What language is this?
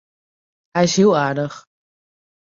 Western Frisian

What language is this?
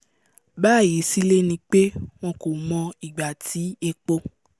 Yoruba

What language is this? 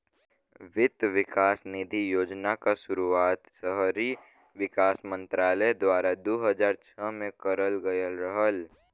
Bhojpuri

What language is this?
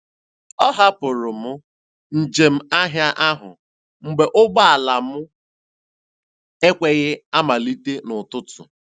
Igbo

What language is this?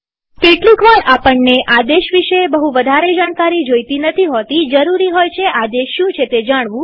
Gujarati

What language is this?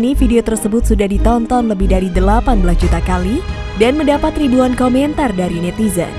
Indonesian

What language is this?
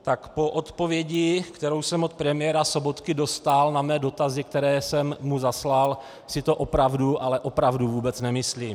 Czech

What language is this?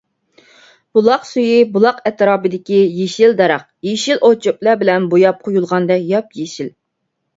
Uyghur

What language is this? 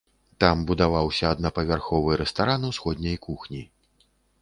Belarusian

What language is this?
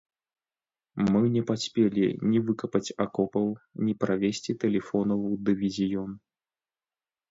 Belarusian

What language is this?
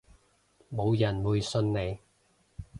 Cantonese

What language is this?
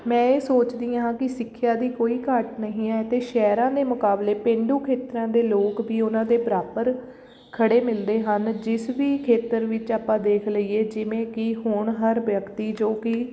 Punjabi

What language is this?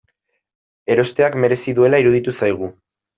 Basque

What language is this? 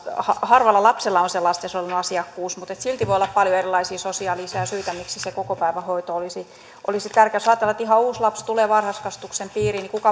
Finnish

